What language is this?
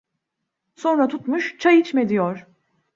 Turkish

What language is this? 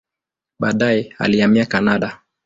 Swahili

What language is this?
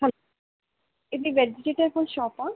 Telugu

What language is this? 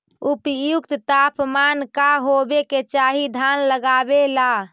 Magahi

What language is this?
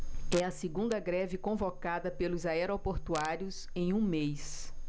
Portuguese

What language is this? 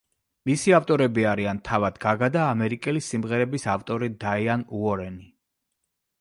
Georgian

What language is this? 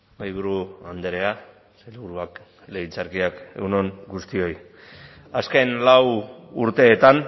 Basque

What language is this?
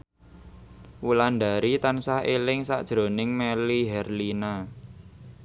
Javanese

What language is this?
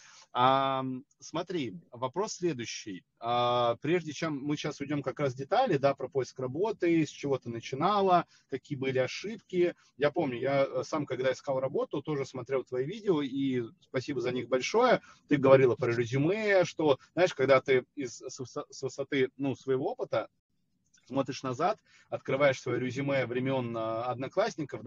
Russian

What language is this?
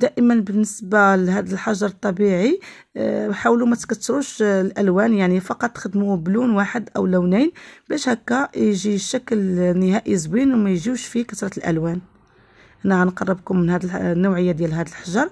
Arabic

